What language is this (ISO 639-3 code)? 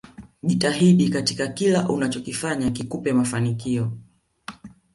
swa